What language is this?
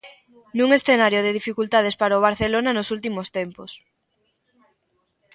Galician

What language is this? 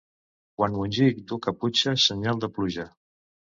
Catalan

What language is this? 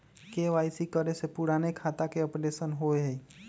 Magahi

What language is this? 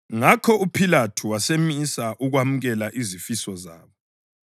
North Ndebele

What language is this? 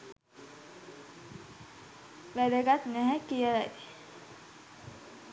Sinhala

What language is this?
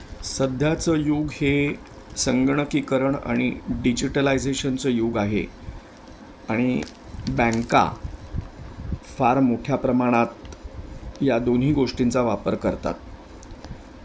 Marathi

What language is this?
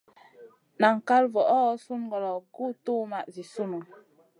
Masana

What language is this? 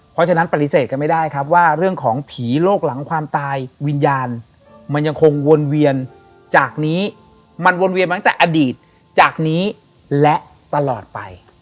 Thai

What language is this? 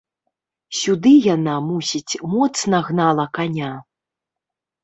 Belarusian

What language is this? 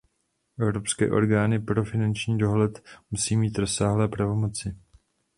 Czech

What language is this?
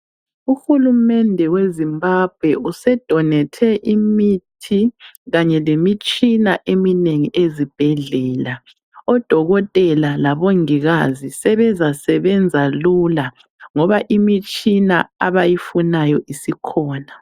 North Ndebele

